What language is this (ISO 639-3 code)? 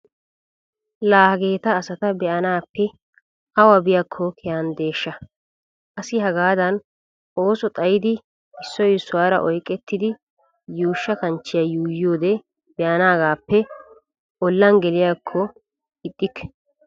wal